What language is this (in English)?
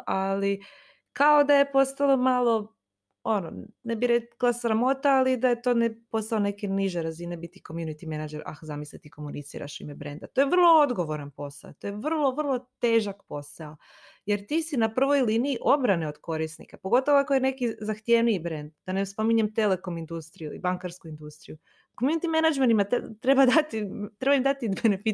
Croatian